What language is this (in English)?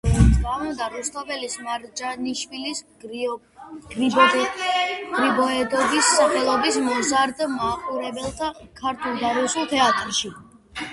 Georgian